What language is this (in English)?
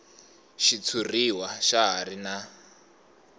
Tsonga